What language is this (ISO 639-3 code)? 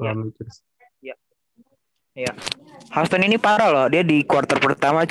ind